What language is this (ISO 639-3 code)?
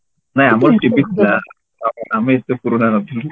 ori